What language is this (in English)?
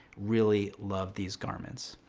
English